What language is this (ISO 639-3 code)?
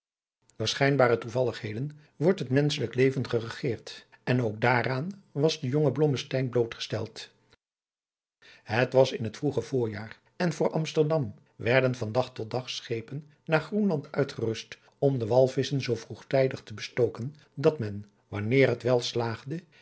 nld